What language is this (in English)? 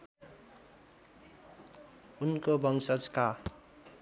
Nepali